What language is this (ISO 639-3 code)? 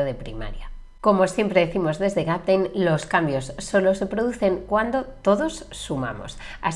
spa